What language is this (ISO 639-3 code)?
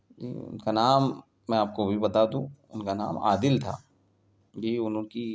urd